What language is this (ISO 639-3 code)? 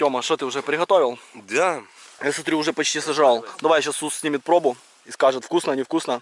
rus